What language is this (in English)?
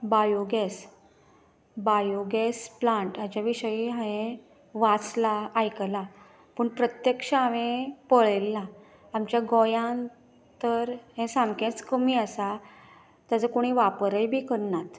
Konkani